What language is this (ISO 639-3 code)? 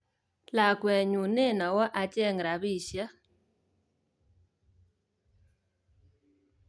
kln